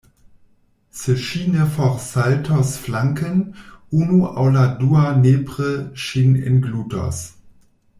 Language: Esperanto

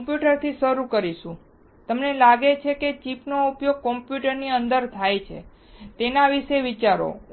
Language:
Gujarati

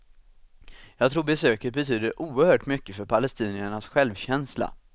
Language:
Swedish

